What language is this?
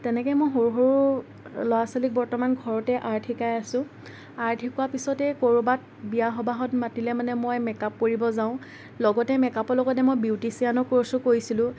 Assamese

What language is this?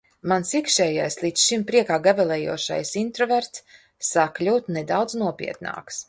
Latvian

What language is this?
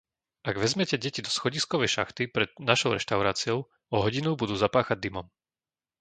Slovak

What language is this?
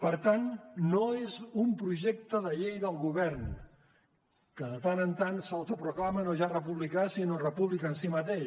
Catalan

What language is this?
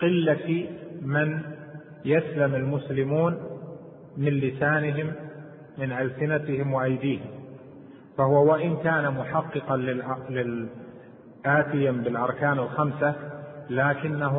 Arabic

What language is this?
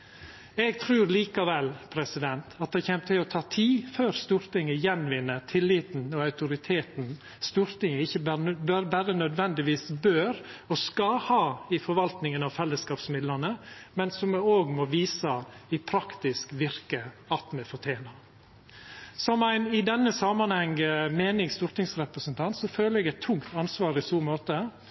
Norwegian Nynorsk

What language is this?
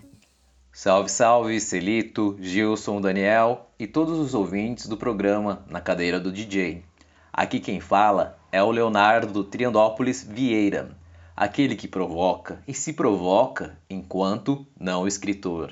Portuguese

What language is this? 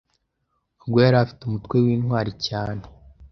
Kinyarwanda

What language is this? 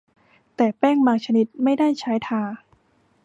Thai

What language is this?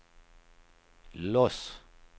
Swedish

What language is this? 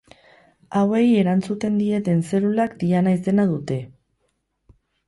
Basque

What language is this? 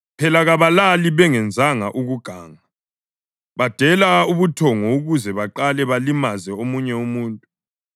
North Ndebele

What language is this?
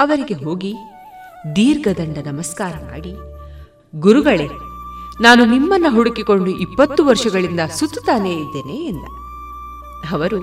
Kannada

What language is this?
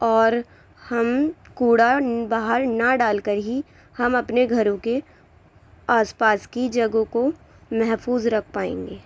Urdu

